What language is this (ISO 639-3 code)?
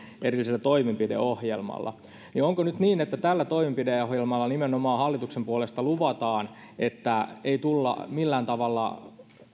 fin